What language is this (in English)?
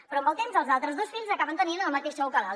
Catalan